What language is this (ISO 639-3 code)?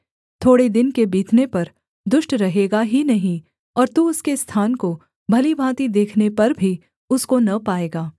hin